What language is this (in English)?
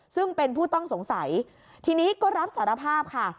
Thai